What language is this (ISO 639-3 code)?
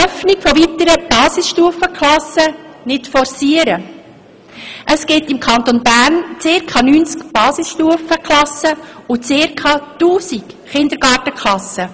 gsw